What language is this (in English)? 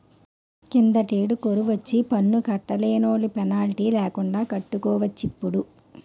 Telugu